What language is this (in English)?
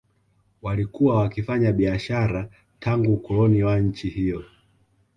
Swahili